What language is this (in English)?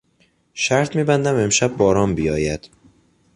Persian